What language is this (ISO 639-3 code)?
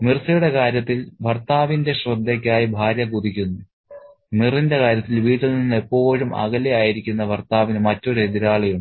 mal